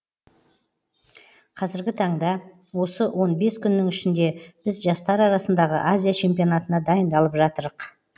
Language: Kazakh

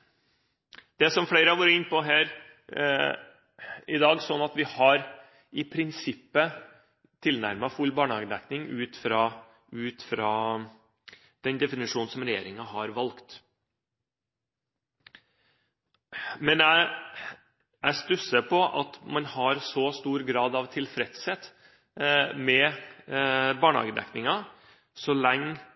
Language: Norwegian Bokmål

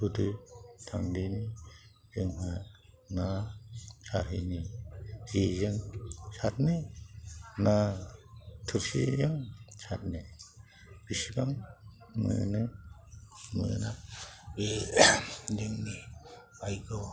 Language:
Bodo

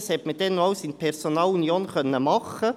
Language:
Swiss German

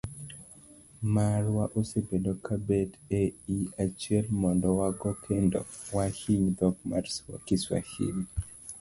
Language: Luo (Kenya and Tanzania)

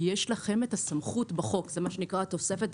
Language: Hebrew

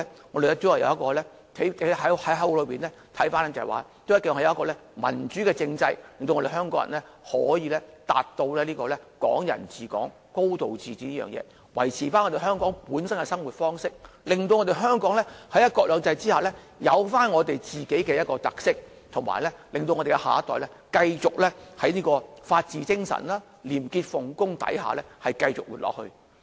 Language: Cantonese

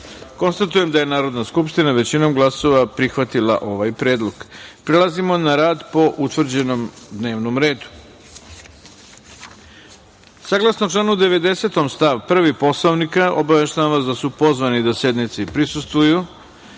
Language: Serbian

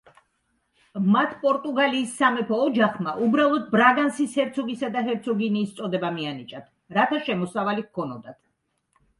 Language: Georgian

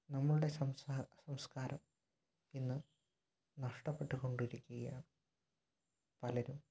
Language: Malayalam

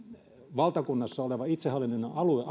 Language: Finnish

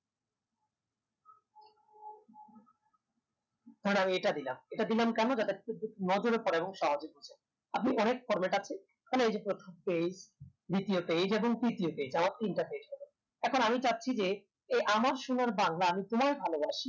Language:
Bangla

